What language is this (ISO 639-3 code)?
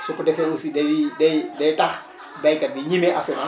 wol